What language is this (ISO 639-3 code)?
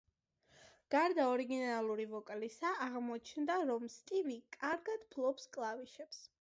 kat